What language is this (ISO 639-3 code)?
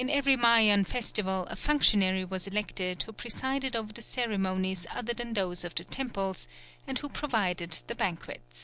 eng